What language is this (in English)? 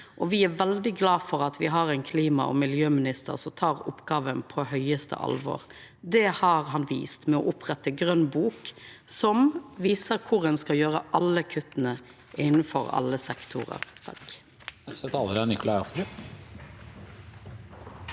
Norwegian